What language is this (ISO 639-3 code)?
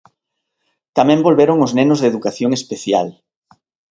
glg